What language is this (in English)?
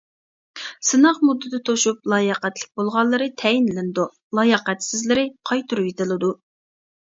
Uyghur